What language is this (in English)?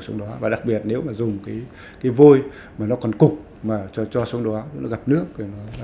Vietnamese